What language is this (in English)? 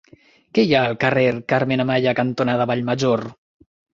Catalan